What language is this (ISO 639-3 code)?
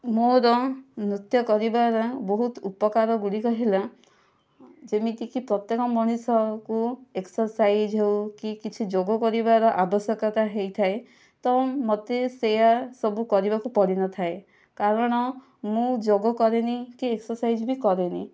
ori